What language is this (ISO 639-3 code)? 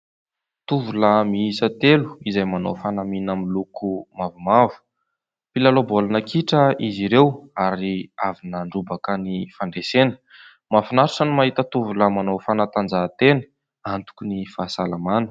mlg